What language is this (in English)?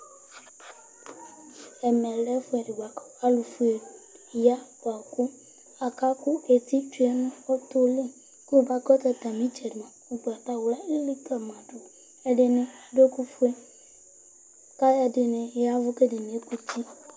Ikposo